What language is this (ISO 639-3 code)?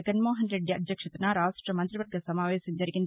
tel